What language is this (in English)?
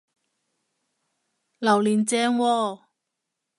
Cantonese